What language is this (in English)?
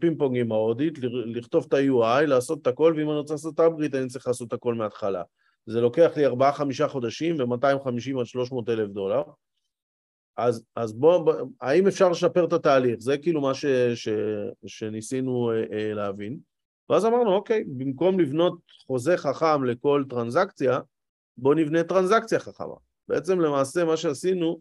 Hebrew